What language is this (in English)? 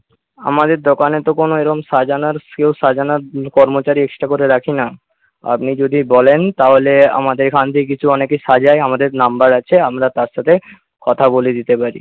Bangla